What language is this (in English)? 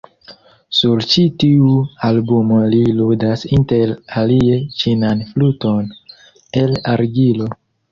Esperanto